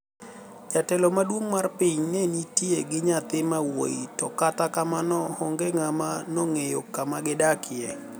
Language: Luo (Kenya and Tanzania)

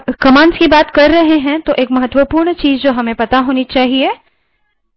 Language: Hindi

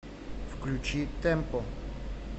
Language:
Russian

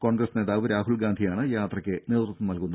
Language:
Malayalam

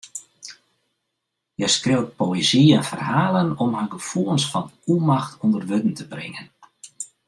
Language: Western Frisian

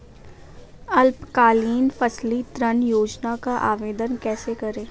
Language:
Hindi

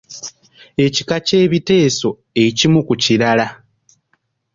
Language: Ganda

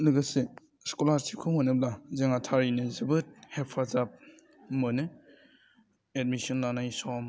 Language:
Bodo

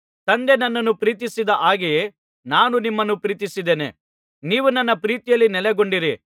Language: Kannada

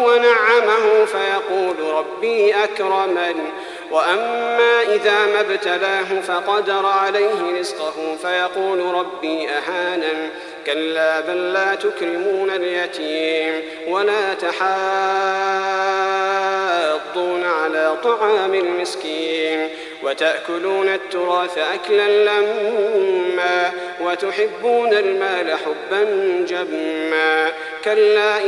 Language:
Arabic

